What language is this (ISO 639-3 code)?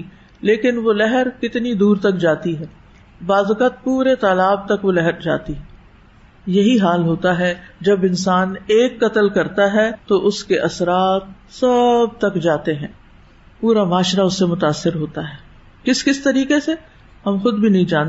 urd